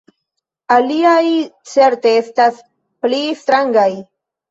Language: Esperanto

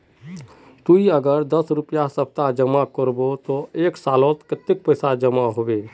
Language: Magahi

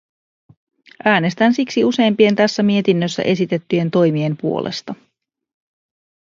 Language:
Finnish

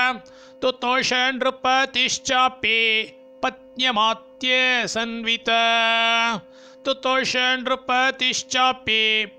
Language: Kannada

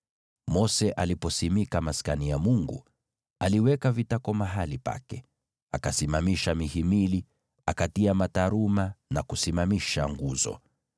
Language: Swahili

